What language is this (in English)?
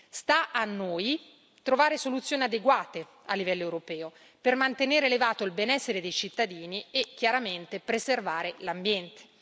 Italian